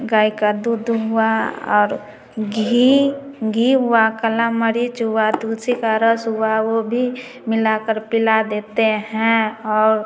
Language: Hindi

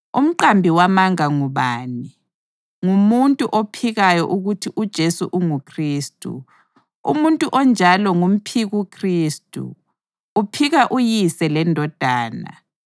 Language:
North Ndebele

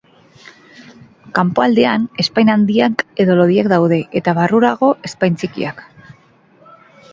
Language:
Basque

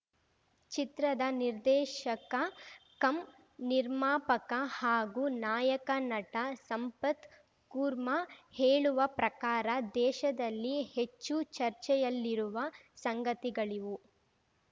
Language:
Kannada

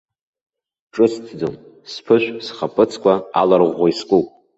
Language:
Abkhazian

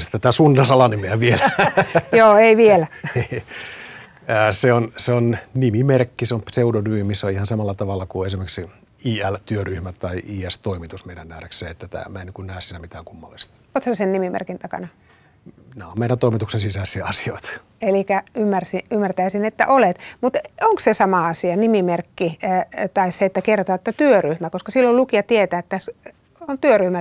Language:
Finnish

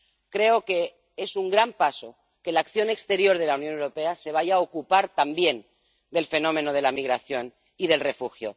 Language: Spanish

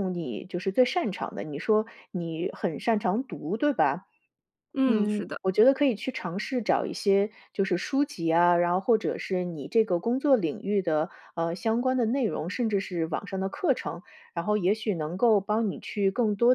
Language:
Chinese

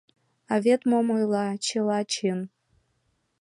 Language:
Mari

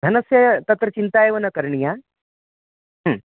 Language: Sanskrit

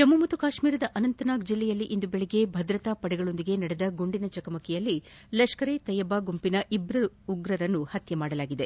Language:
Kannada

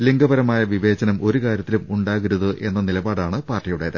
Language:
Malayalam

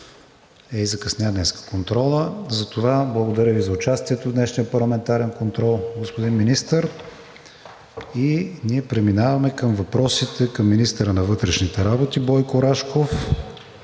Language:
Bulgarian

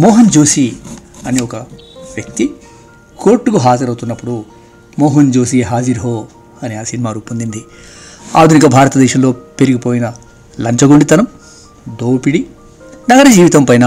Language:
Telugu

